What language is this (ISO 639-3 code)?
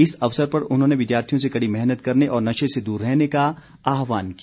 hin